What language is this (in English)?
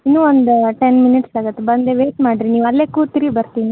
Kannada